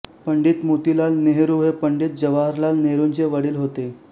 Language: Marathi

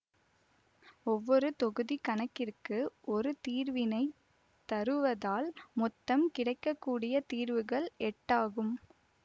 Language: Tamil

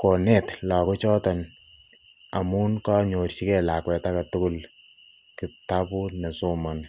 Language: Kalenjin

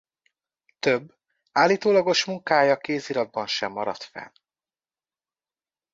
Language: Hungarian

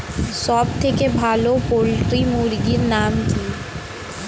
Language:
Bangla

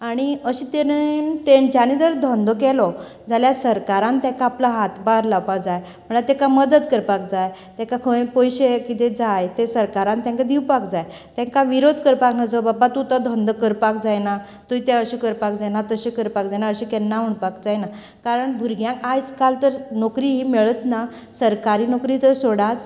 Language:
Konkani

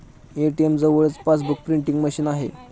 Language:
Marathi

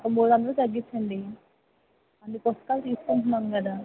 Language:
Telugu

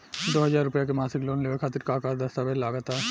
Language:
Bhojpuri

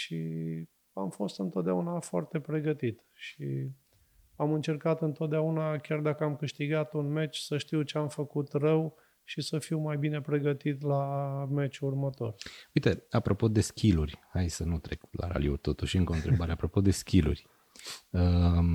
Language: Romanian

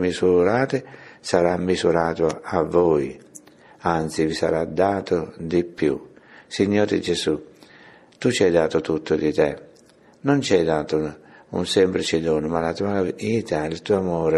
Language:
Italian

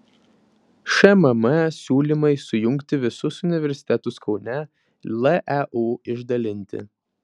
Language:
Lithuanian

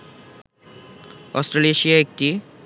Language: Bangla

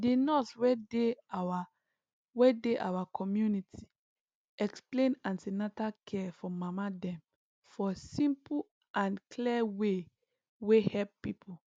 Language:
Nigerian Pidgin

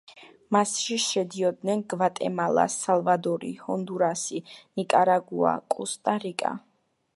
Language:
Georgian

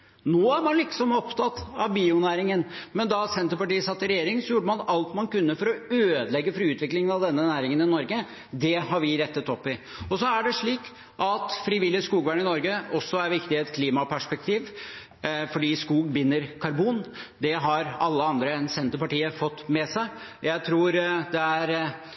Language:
Norwegian Bokmål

